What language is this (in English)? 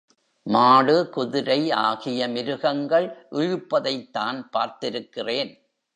Tamil